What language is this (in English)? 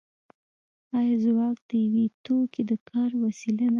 Pashto